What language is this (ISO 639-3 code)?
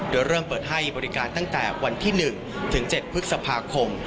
tha